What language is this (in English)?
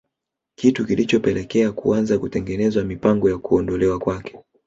Swahili